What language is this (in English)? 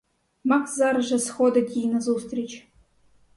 Ukrainian